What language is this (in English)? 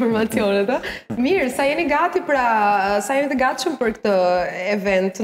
Romanian